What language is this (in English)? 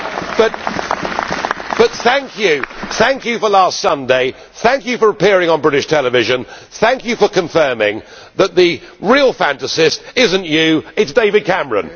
English